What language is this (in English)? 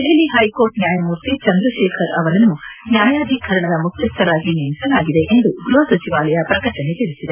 Kannada